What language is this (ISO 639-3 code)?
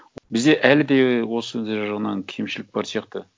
kaz